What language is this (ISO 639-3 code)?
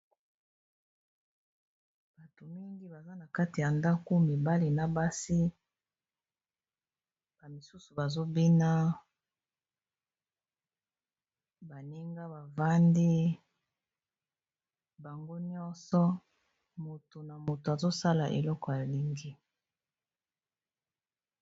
lin